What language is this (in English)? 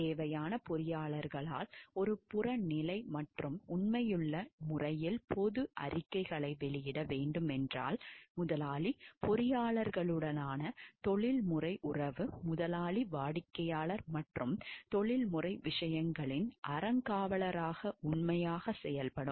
Tamil